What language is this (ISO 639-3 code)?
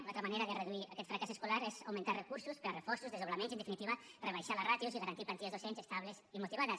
cat